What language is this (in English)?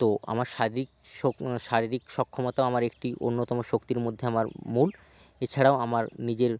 Bangla